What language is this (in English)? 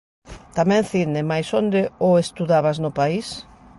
Galician